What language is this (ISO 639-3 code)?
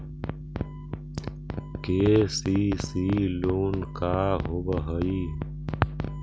mag